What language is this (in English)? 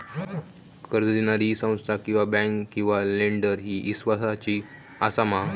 Marathi